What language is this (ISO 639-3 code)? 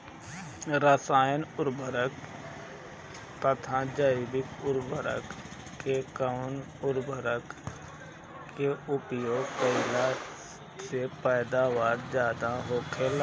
bho